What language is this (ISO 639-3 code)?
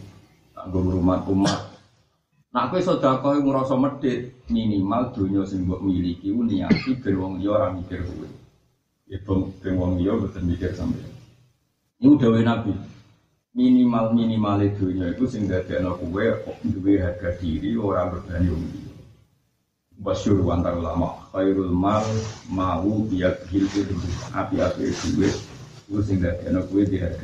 ind